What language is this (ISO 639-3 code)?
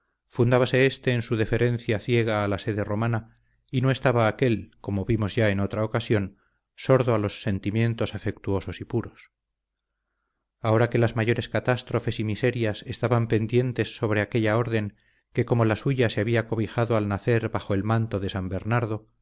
spa